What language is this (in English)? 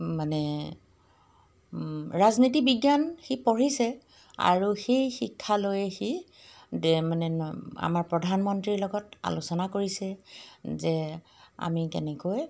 Assamese